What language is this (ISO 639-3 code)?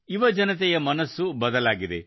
kan